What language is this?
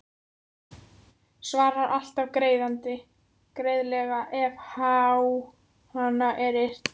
Icelandic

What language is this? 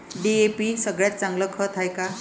Marathi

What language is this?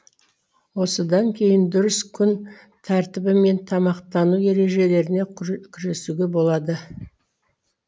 Kazakh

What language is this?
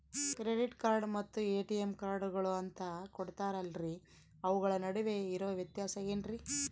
Kannada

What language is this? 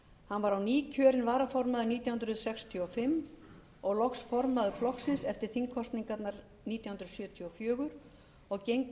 Icelandic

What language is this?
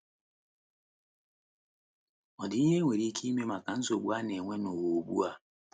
Igbo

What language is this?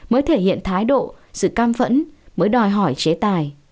Vietnamese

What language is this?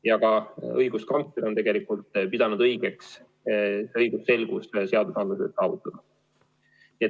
Estonian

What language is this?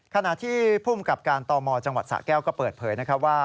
Thai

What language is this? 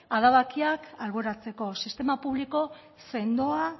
Basque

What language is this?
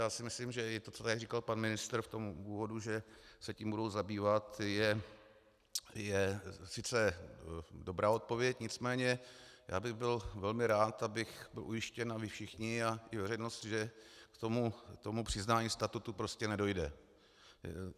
Czech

